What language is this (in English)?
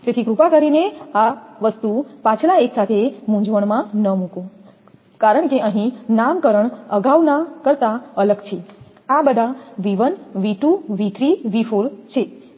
Gujarati